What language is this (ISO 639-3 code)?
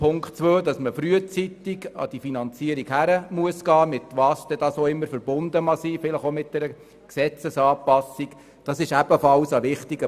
gsw